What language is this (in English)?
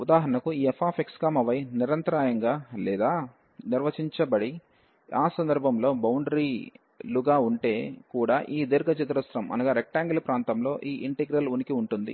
Telugu